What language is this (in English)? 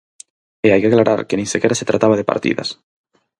Galician